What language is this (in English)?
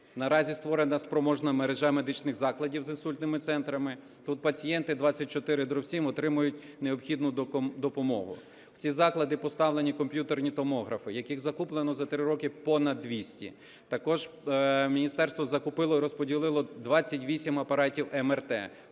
Ukrainian